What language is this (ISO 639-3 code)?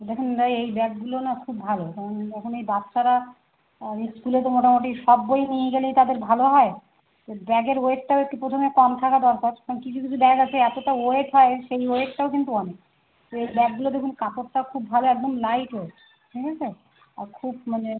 ben